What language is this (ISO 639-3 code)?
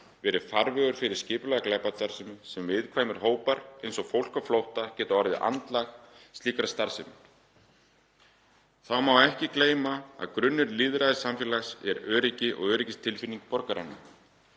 isl